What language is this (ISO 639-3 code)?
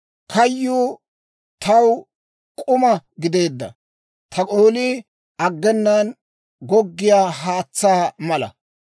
dwr